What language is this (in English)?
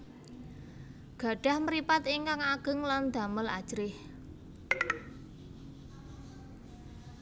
Javanese